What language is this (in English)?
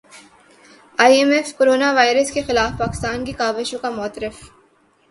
Urdu